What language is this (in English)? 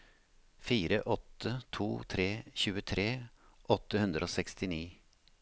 Norwegian